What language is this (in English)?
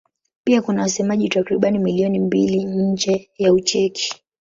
Swahili